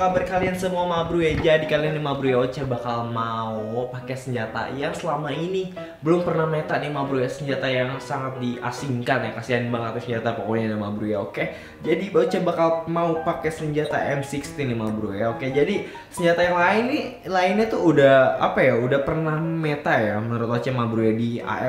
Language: Indonesian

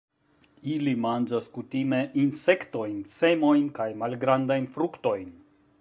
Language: Esperanto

